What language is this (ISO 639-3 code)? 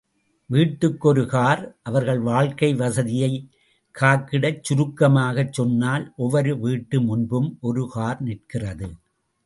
tam